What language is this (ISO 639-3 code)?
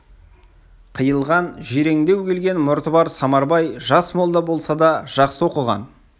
kaz